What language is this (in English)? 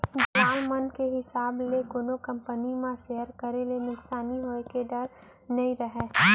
Chhattisgarhi